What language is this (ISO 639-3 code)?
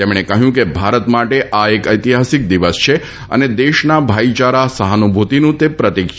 guj